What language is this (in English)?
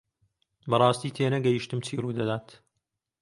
Central Kurdish